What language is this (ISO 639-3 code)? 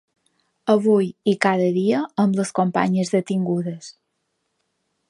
cat